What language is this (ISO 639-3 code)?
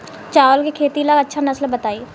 bho